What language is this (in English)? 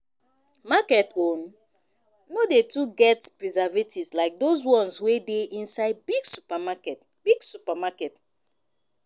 Nigerian Pidgin